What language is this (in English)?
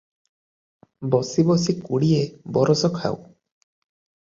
Odia